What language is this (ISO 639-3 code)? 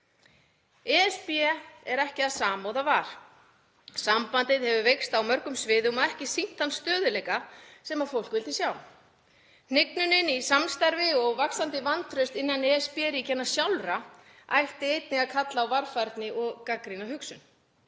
isl